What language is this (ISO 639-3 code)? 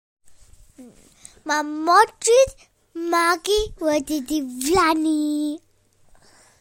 cym